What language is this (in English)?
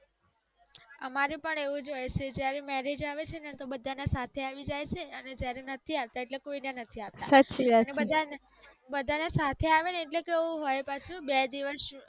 Gujarati